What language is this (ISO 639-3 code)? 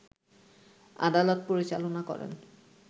ben